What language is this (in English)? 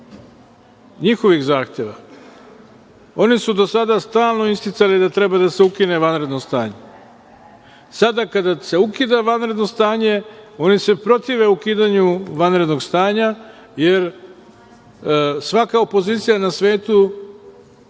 Serbian